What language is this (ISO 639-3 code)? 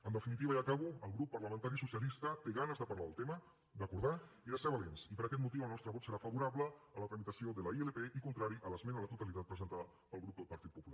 cat